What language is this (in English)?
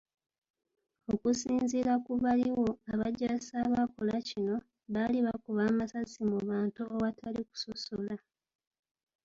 Ganda